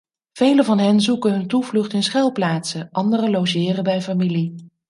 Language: Dutch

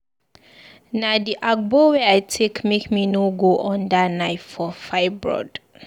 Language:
Nigerian Pidgin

